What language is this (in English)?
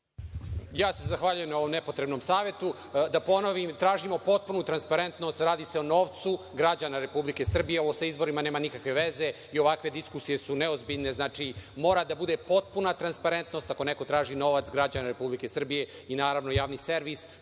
Serbian